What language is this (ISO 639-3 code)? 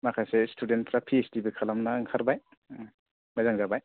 brx